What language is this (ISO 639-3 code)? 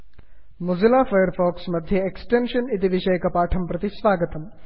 san